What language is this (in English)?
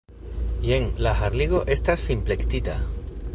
Esperanto